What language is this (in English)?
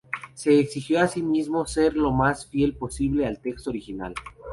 Spanish